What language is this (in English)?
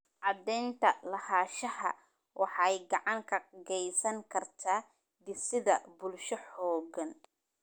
Somali